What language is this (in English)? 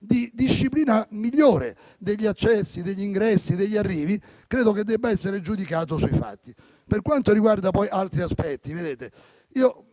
Italian